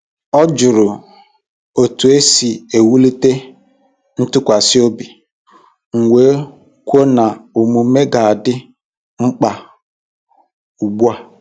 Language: Igbo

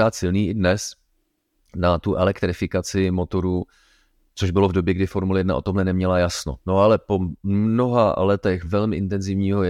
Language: Czech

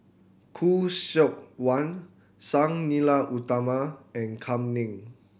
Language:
English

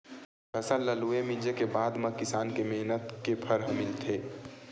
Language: Chhattisgarhi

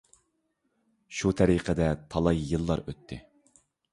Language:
Uyghur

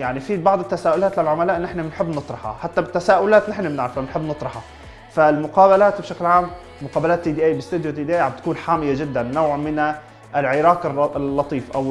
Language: Arabic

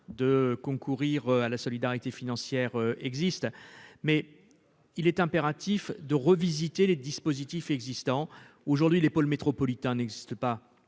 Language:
French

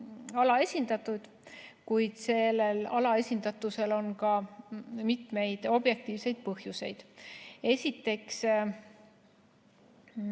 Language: Estonian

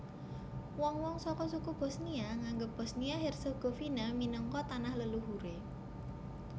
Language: Javanese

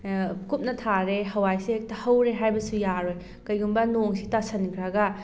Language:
Manipuri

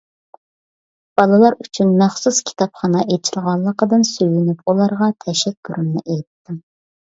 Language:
Uyghur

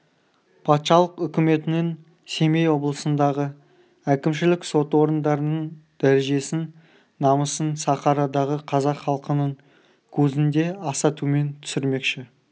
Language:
Kazakh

